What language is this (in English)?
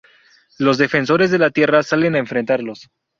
Spanish